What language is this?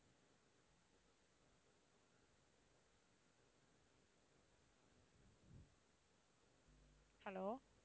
Tamil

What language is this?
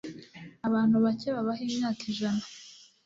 Kinyarwanda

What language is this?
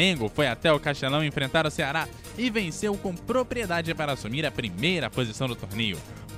Portuguese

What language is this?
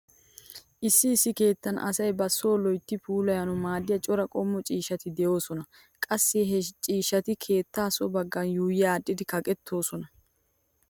Wolaytta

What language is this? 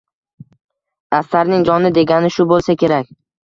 Uzbek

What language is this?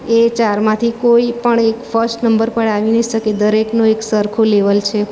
Gujarati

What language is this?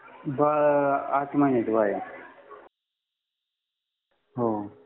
Marathi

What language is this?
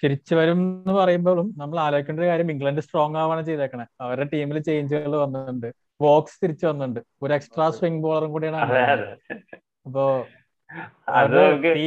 Malayalam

